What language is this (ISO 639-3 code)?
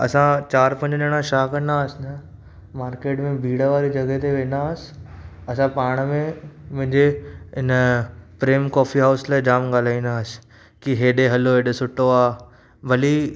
snd